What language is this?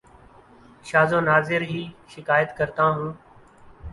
Urdu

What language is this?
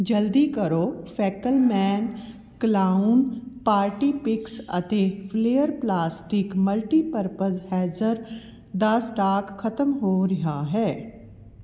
Punjabi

